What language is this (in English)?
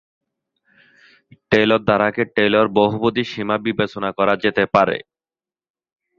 Bangla